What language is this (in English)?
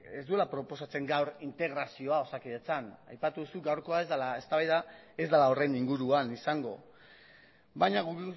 Basque